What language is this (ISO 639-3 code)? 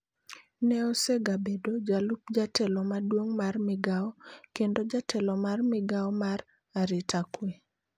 luo